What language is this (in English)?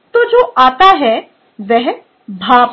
Hindi